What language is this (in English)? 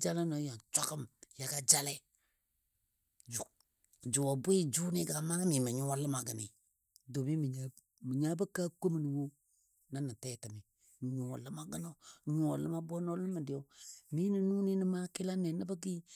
Dadiya